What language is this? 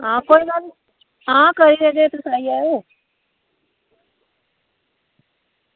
Dogri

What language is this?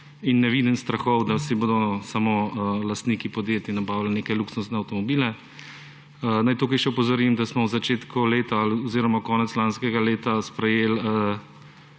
Slovenian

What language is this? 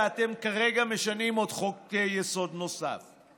Hebrew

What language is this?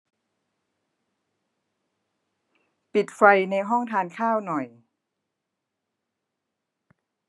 Thai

